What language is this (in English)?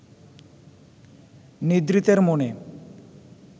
Bangla